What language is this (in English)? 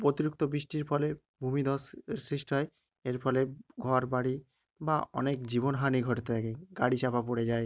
Bangla